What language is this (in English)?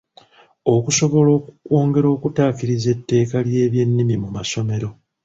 Ganda